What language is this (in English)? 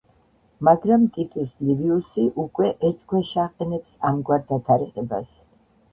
Georgian